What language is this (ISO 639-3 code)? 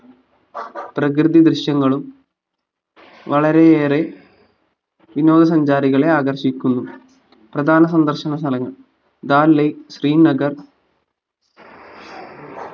mal